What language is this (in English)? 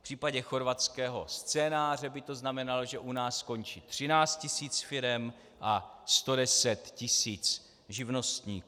Czech